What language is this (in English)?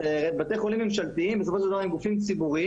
Hebrew